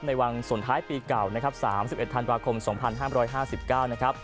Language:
Thai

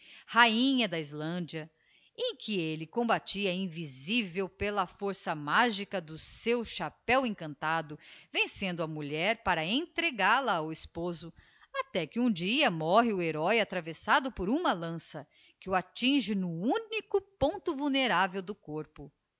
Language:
Portuguese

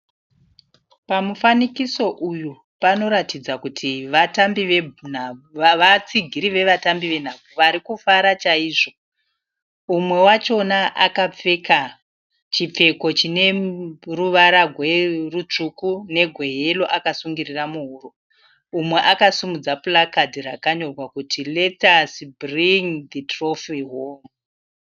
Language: Shona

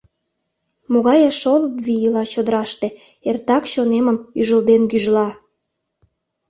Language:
Mari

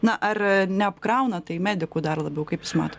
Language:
Lithuanian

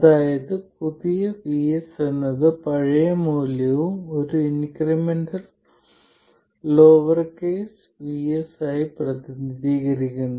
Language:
Malayalam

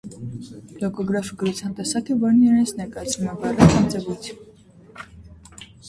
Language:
Armenian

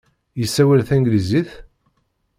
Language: Kabyle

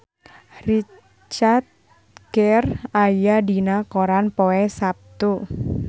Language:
Sundanese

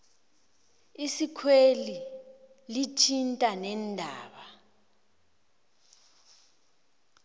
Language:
South Ndebele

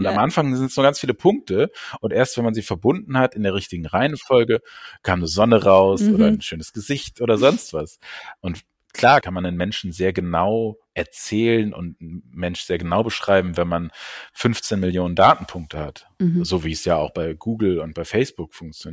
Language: German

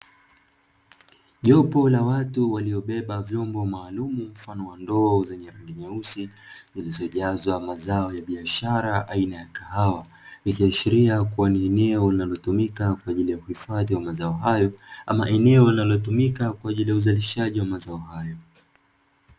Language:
Swahili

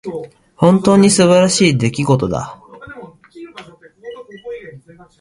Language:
Japanese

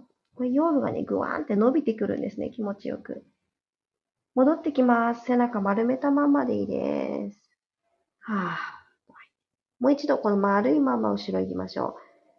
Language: Japanese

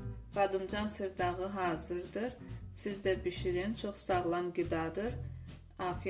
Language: Turkish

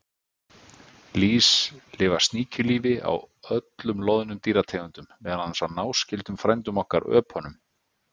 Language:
Icelandic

